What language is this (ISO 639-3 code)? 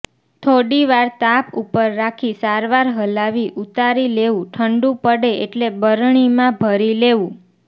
guj